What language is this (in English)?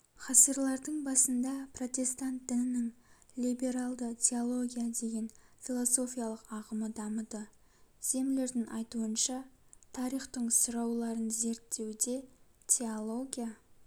Kazakh